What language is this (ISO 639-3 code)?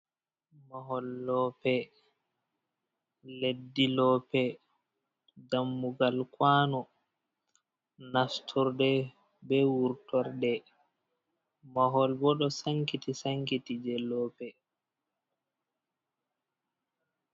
ful